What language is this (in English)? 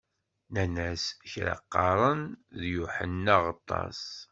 Kabyle